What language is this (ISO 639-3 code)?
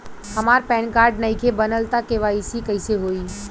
bho